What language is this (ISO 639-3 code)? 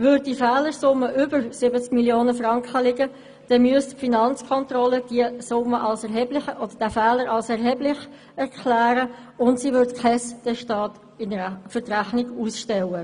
gsw